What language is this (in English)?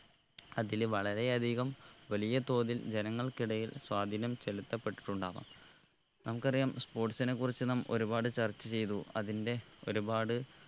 Malayalam